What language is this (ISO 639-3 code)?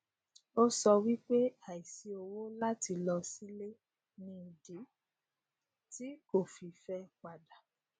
yor